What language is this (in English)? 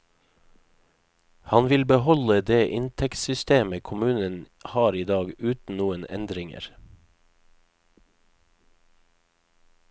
Norwegian